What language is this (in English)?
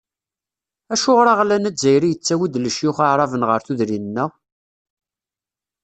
Kabyle